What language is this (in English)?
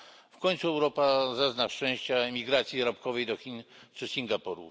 Polish